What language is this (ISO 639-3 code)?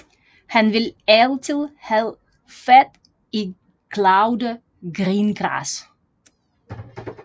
dan